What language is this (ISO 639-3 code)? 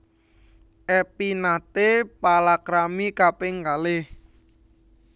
jav